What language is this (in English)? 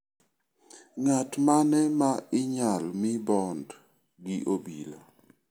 Luo (Kenya and Tanzania)